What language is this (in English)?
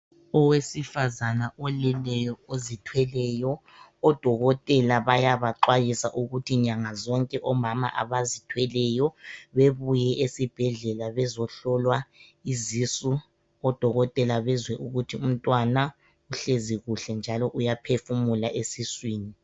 North Ndebele